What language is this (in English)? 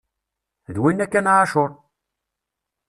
Kabyle